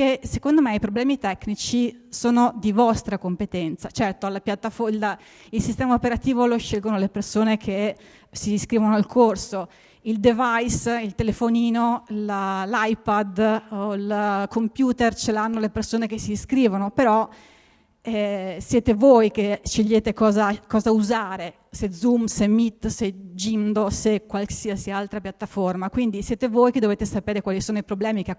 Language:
Italian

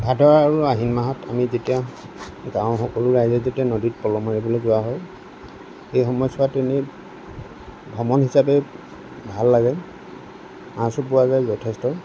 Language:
Assamese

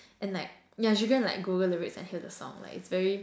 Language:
English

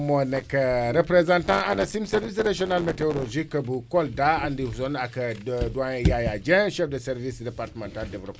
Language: Wolof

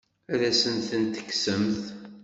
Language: Kabyle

